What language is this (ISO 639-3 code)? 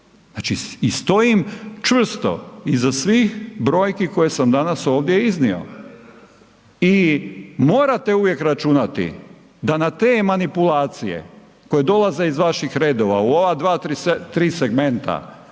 hrv